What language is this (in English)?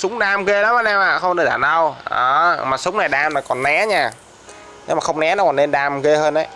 Vietnamese